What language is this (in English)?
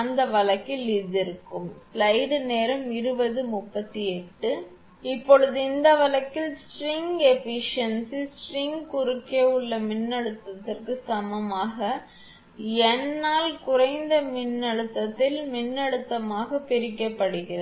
Tamil